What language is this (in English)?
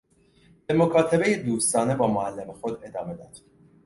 Persian